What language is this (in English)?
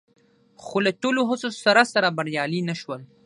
Pashto